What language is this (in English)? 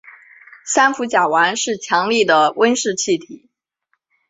Chinese